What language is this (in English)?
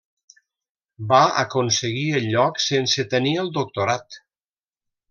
Catalan